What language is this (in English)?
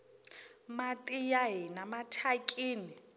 Tsonga